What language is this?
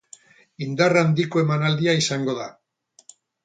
Basque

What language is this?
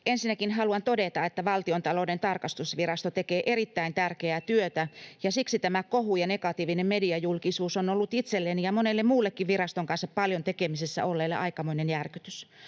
Finnish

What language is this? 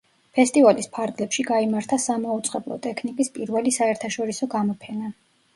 Georgian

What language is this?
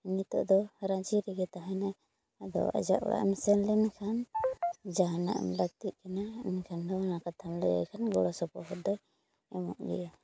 Santali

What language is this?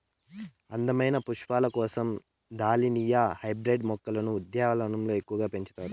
Telugu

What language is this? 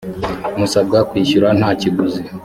Kinyarwanda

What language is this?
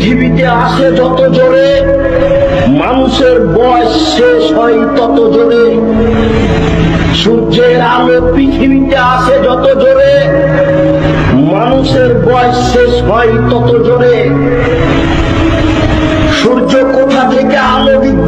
Arabic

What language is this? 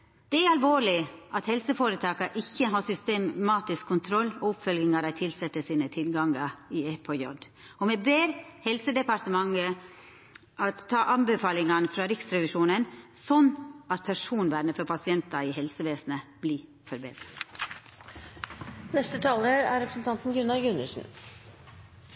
Norwegian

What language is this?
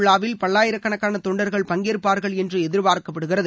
Tamil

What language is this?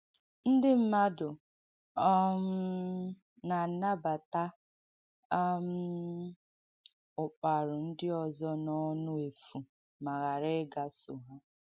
Igbo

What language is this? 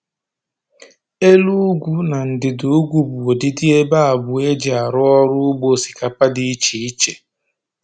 Igbo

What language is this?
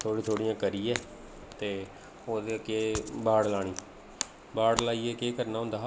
Dogri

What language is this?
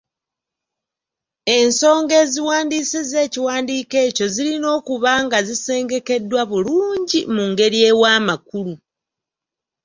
Ganda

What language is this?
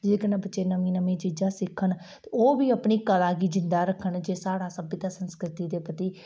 Dogri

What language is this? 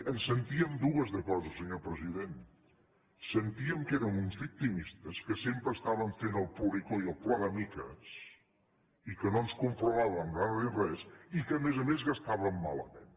Catalan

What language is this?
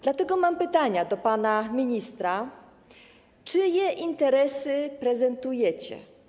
Polish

